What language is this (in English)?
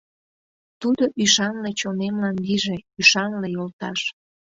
Mari